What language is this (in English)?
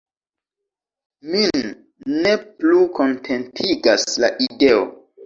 Esperanto